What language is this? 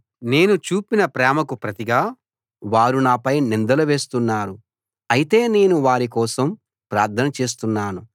Telugu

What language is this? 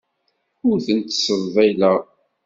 Kabyle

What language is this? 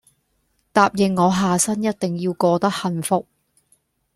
Cantonese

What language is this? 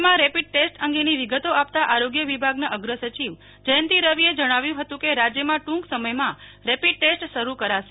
Gujarati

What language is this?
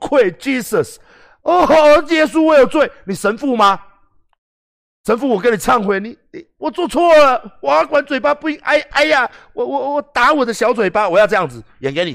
Chinese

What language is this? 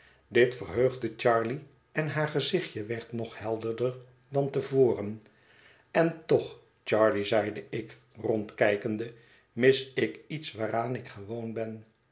Dutch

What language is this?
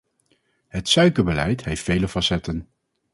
Dutch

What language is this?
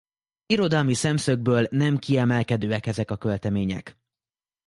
Hungarian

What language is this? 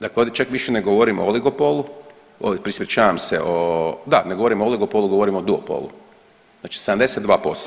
Croatian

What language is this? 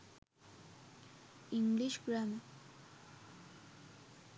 Sinhala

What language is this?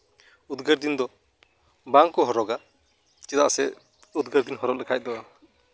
Santali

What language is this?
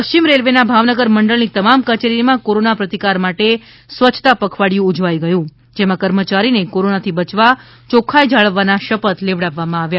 Gujarati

